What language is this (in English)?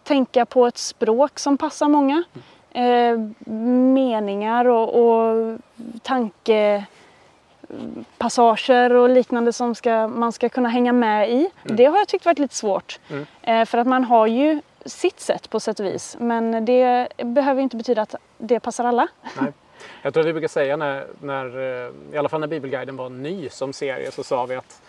Swedish